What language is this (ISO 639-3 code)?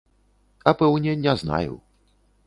bel